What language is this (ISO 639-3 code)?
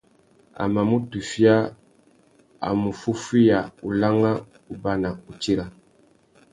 bag